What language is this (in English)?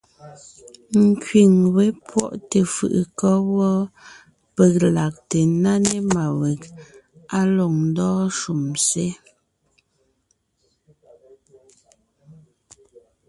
Ngiemboon